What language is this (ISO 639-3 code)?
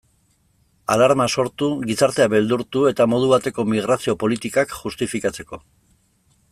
eus